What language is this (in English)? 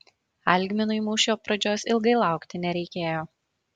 Lithuanian